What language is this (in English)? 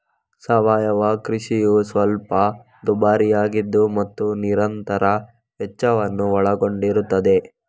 Kannada